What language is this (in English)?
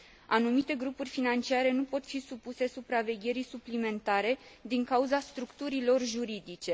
Romanian